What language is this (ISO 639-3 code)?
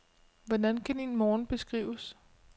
dan